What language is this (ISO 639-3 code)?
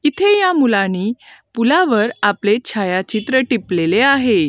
mar